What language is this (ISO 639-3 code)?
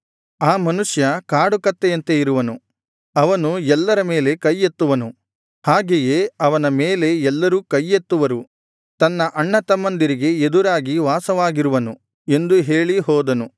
kan